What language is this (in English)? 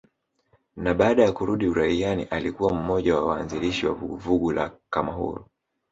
Swahili